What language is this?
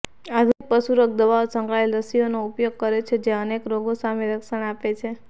Gujarati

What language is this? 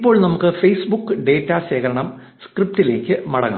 Malayalam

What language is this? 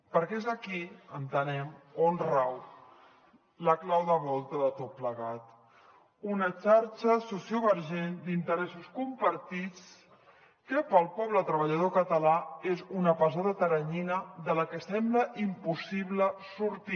Catalan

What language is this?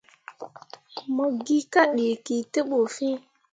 Mundang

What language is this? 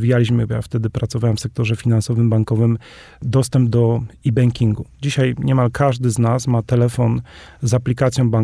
Polish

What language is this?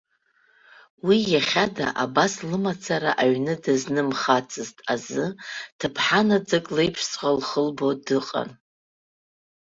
Abkhazian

